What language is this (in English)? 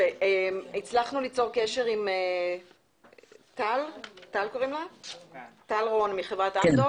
Hebrew